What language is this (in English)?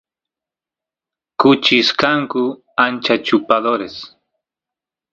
Santiago del Estero Quichua